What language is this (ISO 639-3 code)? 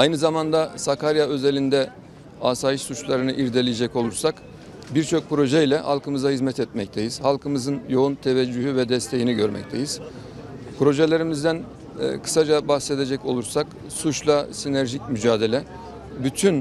tur